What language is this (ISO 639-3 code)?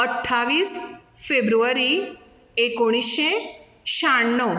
kok